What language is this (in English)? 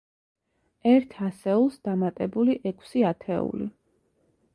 Georgian